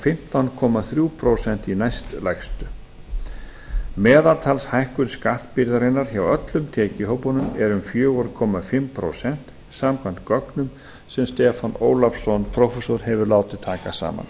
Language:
Icelandic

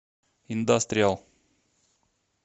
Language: Russian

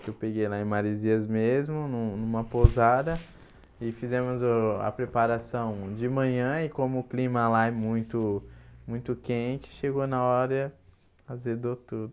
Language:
Portuguese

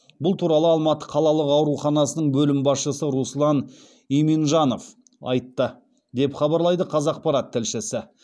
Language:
Kazakh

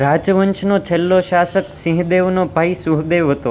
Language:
Gujarati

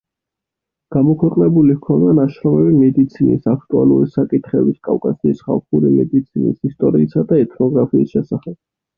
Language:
Georgian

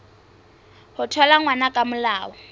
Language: Southern Sotho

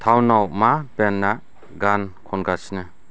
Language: Bodo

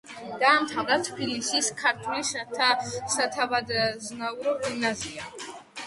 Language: Georgian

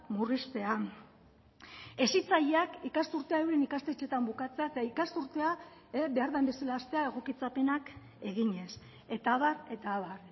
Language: Basque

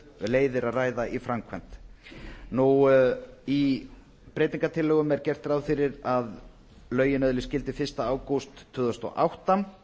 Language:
Icelandic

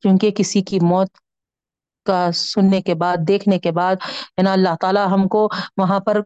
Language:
Urdu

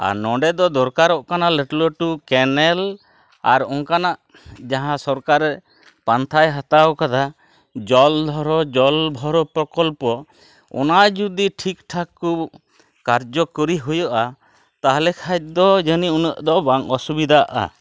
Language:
Santali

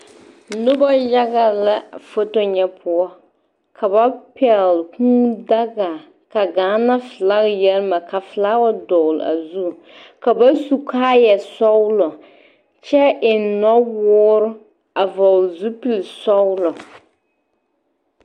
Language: Southern Dagaare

